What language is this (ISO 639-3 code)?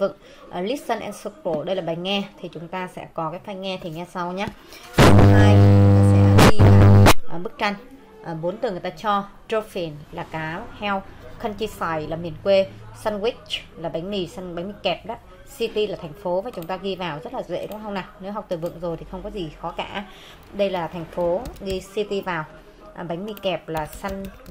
vie